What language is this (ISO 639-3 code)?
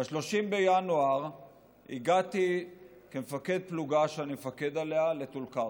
heb